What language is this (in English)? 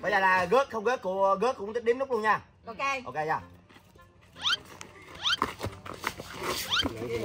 Vietnamese